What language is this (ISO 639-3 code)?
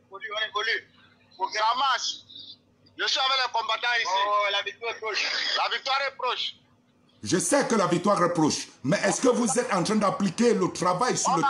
fra